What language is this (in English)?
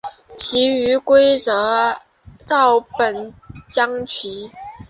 Chinese